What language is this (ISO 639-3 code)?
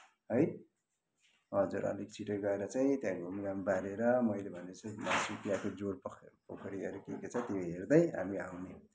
nep